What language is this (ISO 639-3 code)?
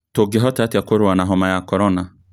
kik